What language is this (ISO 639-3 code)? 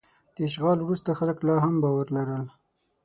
pus